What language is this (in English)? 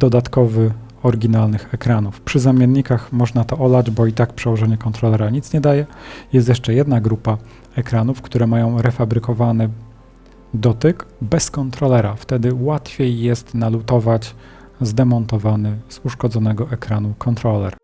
Polish